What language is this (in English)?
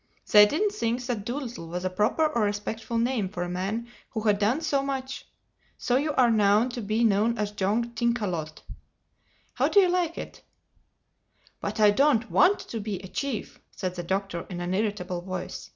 English